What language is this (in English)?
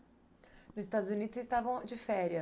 Portuguese